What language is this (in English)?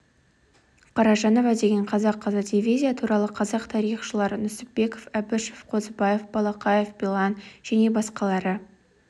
Kazakh